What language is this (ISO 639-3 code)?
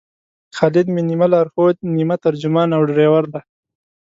pus